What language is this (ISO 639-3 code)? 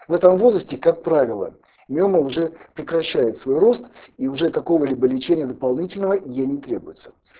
rus